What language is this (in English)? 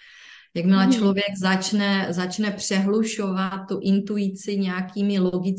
Czech